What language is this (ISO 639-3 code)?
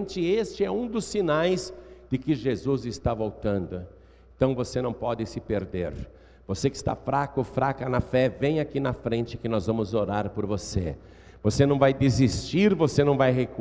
por